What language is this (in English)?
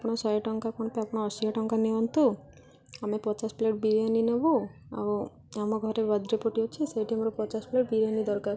Odia